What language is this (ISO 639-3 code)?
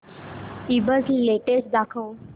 mar